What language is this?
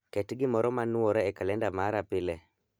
Luo (Kenya and Tanzania)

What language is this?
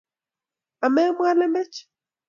Kalenjin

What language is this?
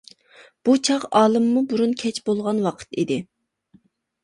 Uyghur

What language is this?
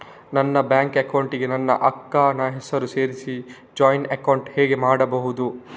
Kannada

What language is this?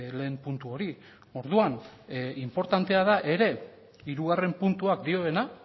Basque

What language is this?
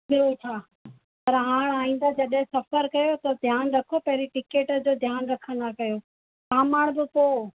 Sindhi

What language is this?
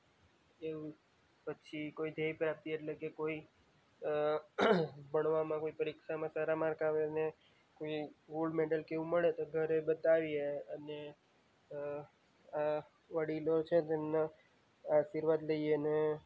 Gujarati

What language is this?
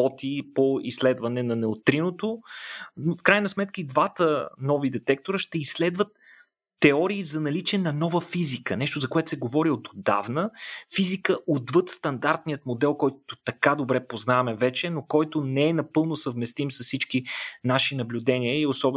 Bulgarian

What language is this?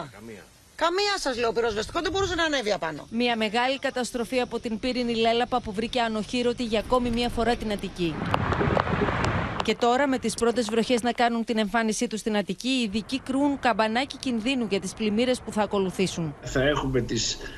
Greek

